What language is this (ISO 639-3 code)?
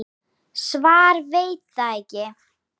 isl